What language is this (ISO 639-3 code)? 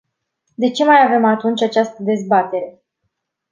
ron